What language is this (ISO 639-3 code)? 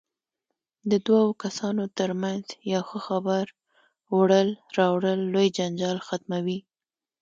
pus